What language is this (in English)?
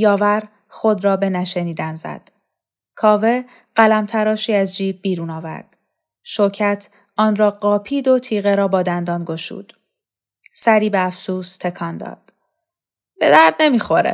Persian